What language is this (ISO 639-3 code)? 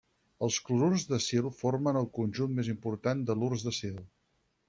cat